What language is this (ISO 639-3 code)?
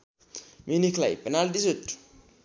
nep